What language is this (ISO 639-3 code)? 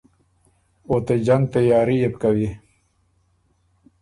oru